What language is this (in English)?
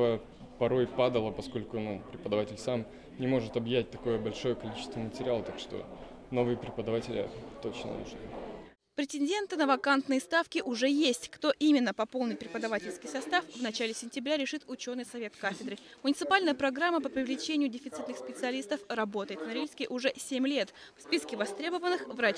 Russian